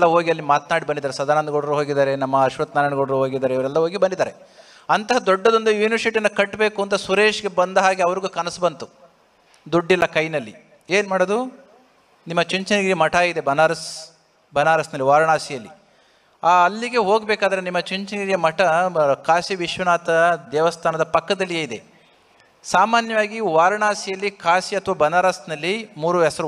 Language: Kannada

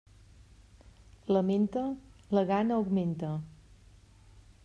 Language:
Catalan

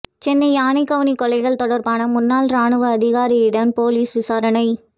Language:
Tamil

